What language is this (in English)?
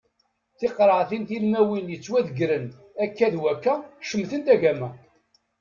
Kabyle